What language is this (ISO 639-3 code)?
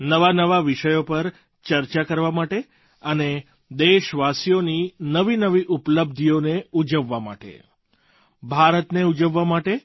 guj